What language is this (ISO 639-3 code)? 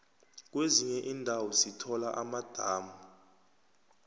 nbl